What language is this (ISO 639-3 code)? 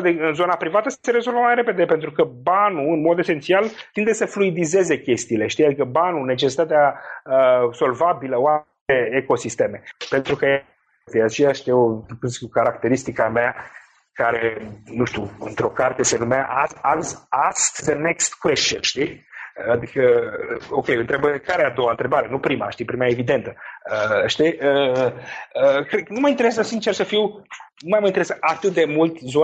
ron